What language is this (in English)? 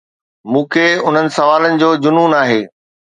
Sindhi